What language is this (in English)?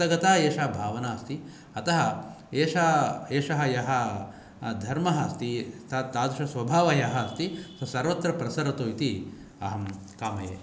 Sanskrit